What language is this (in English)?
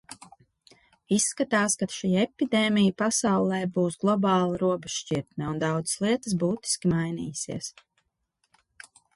Latvian